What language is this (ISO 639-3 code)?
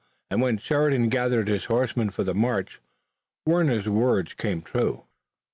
eng